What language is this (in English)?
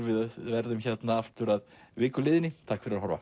Icelandic